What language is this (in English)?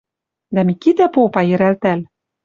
Western Mari